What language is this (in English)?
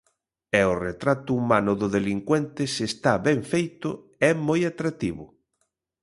Galician